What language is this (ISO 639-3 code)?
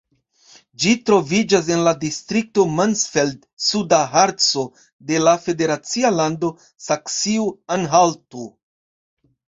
epo